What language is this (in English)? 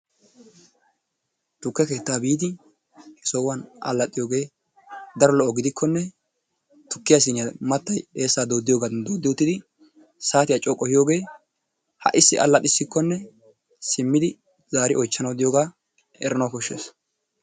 Wolaytta